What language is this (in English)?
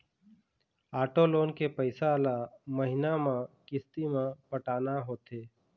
Chhattisgarhi